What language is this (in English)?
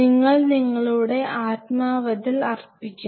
Malayalam